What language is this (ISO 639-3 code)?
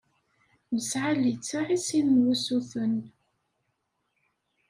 kab